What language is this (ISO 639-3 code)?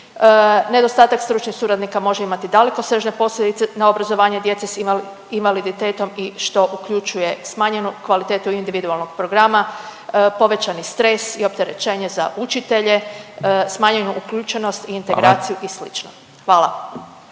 hrv